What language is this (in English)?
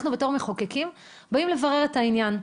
Hebrew